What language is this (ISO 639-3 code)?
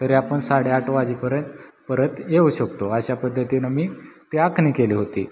mar